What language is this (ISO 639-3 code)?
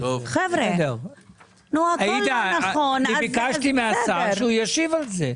heb